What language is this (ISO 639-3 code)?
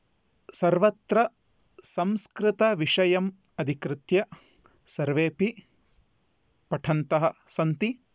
san